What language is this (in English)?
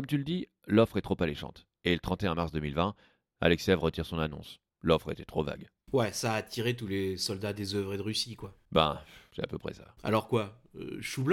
French